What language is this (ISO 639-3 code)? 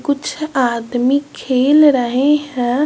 hin